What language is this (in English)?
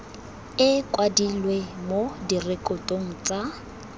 Tswana